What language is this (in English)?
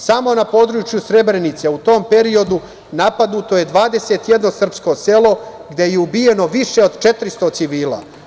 Serbian